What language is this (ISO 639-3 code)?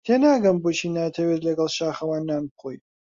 ckb